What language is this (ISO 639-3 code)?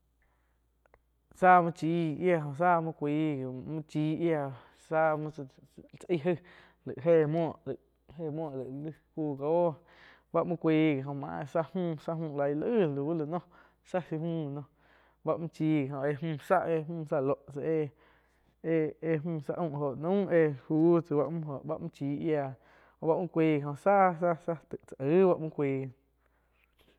chq